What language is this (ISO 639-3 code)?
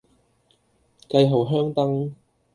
yue